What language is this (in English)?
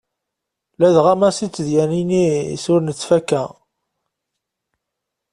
Kabyle